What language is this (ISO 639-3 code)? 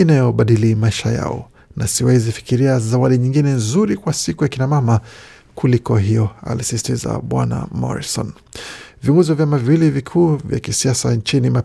swa